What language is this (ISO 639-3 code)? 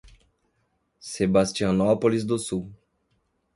por